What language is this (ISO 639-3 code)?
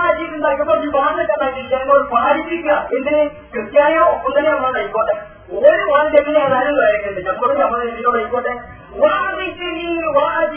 mal